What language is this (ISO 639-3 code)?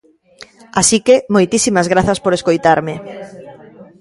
glg